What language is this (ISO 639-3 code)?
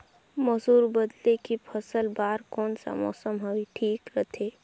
hne